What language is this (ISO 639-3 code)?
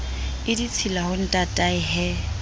sot